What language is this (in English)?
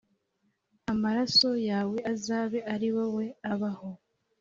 Kinyarwanda